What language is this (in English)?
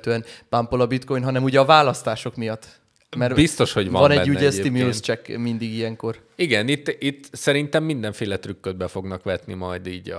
Hungarian